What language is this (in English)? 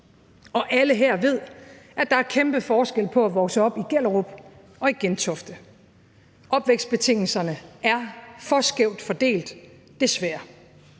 Danish